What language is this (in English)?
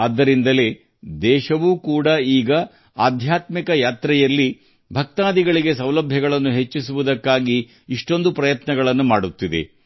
Kannada